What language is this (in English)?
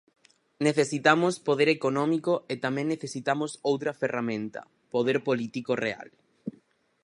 Galician